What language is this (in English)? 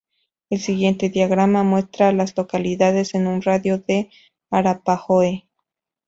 Spanish